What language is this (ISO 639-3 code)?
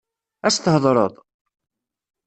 kab